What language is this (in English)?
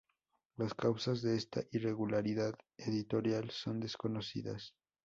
Spanish